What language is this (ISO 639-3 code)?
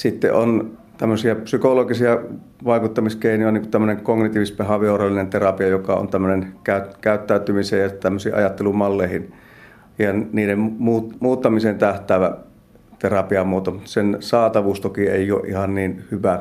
fin